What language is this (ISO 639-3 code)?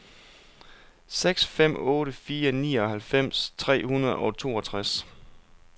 dan